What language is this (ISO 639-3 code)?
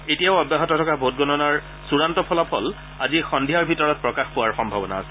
asm